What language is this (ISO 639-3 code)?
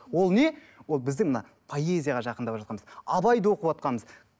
kaz